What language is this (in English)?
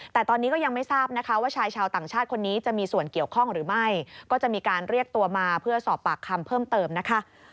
Thai